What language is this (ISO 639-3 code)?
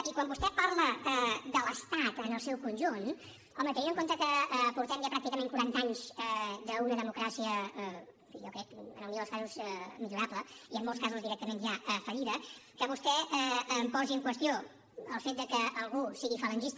cat